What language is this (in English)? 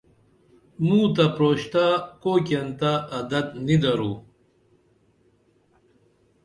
Dameli